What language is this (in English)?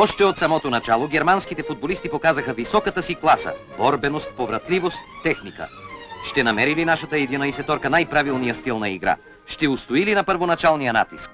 Bulgarian